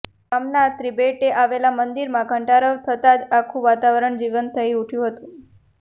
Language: Gujarati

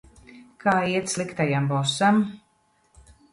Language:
Latvian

